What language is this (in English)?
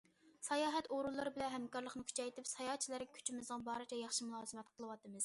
Uyghur